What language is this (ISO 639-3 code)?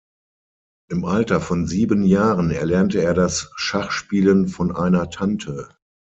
deu